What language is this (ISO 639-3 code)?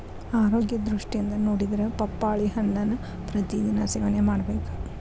kan